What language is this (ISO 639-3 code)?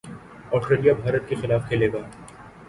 urd